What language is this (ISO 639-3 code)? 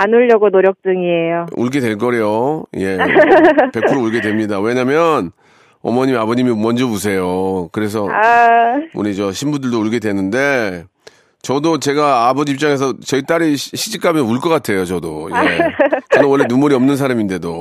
kor